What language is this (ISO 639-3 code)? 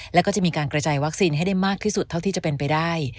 tha